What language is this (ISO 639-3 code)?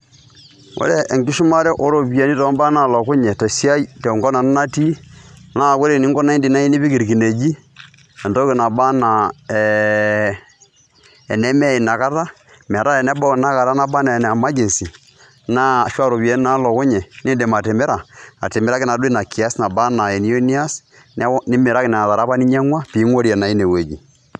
mas